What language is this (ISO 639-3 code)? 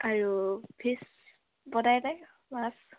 asm